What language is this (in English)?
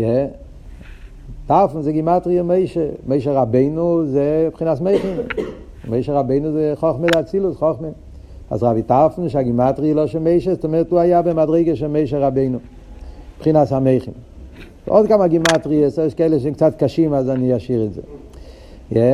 Hebrew